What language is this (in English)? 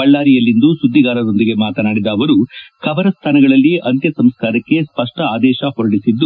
Kannada